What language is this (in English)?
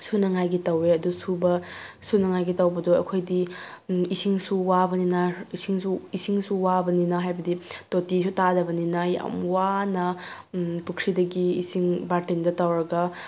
Manipuri